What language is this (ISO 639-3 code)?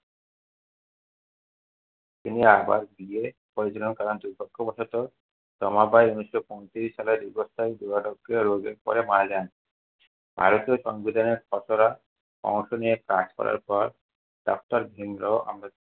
ben